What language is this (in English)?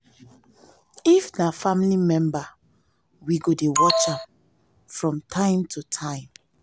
Nigerian Pidgin